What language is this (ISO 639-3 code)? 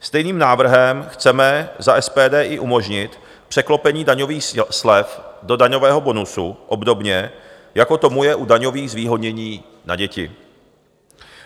ces